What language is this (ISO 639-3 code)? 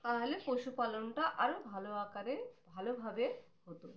ben